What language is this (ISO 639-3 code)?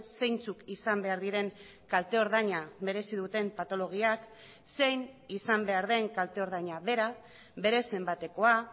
eus